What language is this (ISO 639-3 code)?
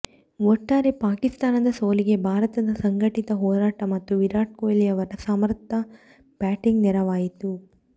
kan